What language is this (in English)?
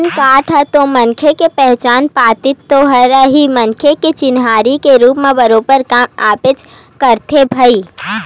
Chhattisgarhi